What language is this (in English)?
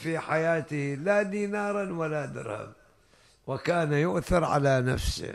Arabic